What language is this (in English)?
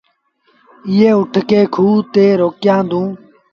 Sindhi Bhil